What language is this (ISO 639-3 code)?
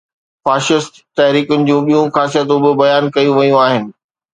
snd